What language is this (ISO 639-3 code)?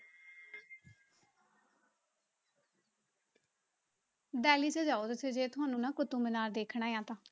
pan